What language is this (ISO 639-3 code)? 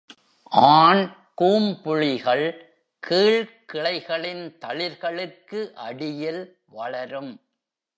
tam